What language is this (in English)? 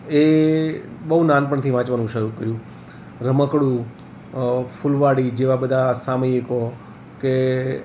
Gujarati